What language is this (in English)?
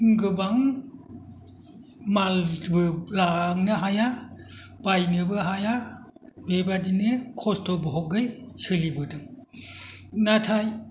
Bodo